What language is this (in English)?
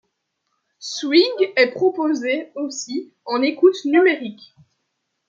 French